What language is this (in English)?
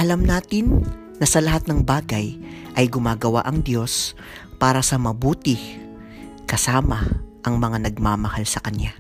Filipino